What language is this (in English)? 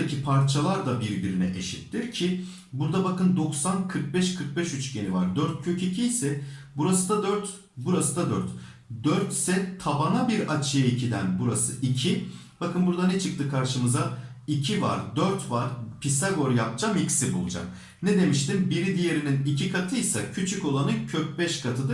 Turkish